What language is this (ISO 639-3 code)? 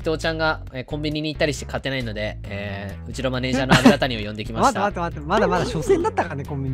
jpn